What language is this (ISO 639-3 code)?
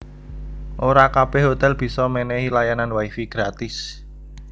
jav